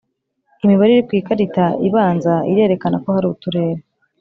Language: Kinyarwanda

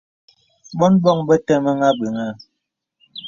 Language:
Bebele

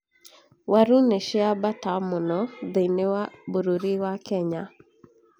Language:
Kikuyu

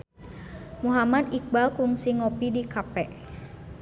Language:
Sundanese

